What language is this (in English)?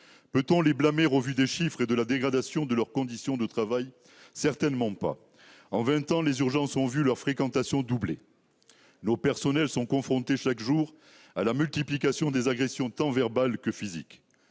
French